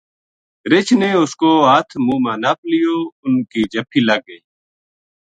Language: Gujari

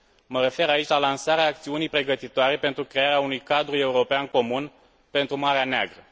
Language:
Romanian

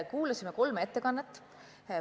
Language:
Estonian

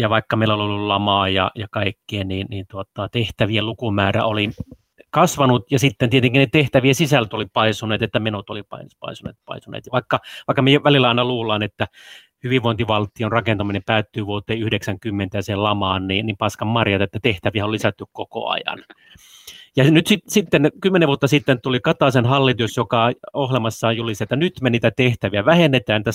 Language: Finnish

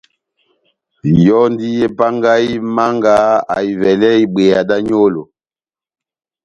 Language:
Batanga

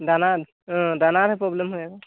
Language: Assamese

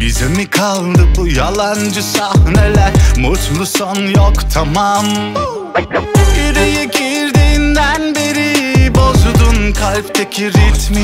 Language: Turkish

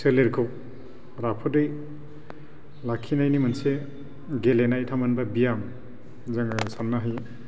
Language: Bodo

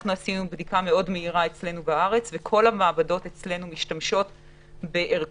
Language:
Hebrew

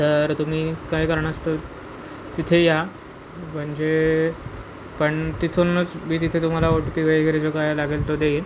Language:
Marathi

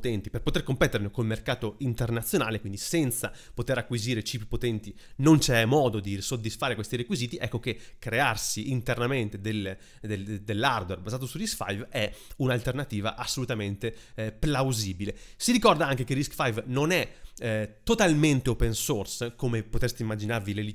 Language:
Italian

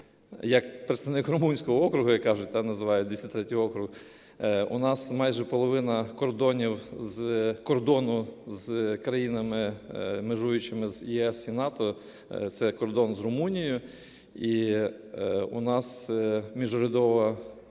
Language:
Ukrainian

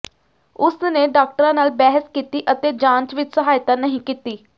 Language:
Punjabi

